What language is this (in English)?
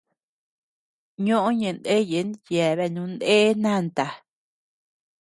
Tepeuxila Cuicatec